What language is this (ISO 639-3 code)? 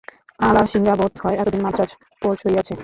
ben